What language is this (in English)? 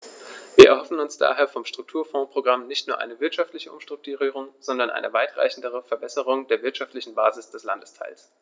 German